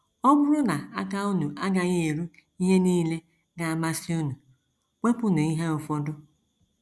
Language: Igbo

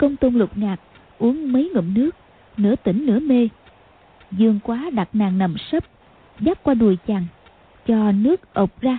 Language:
Vietnamese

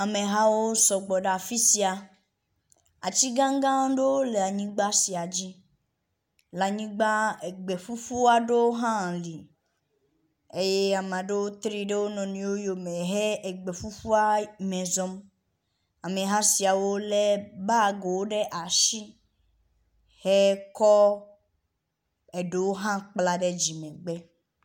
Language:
Ewe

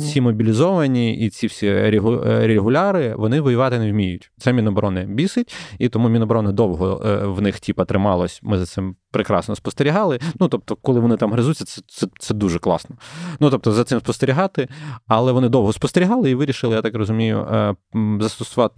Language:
Ukrainian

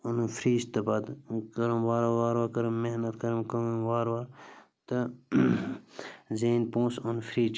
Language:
Kashmiri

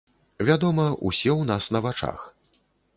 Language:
Belarusian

